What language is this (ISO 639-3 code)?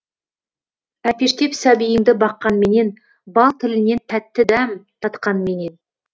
kaz